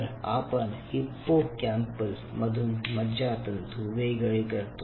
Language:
Marathi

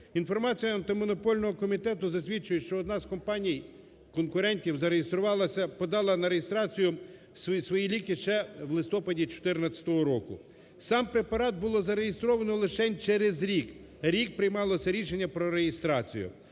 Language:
Ukrainian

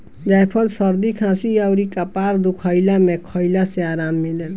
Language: Bhojpuri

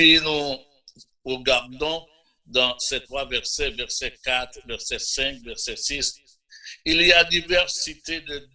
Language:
French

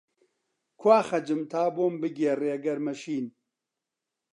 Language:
Central Kurdish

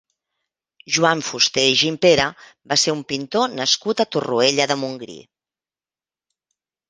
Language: Catalan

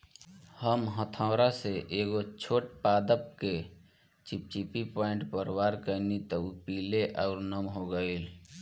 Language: Bhojpuri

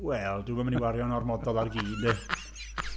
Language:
Welsh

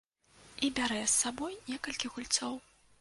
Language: Belarusian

